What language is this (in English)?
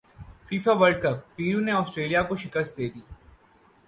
Urdu